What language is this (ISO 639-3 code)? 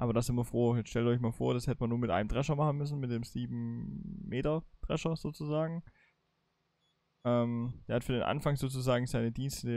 deu